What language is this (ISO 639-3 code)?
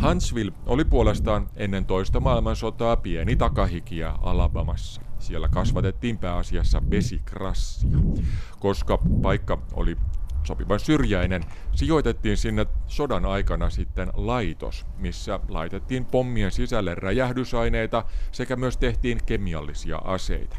fin